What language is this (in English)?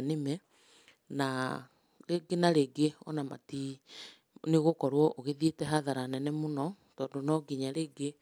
Kikuyu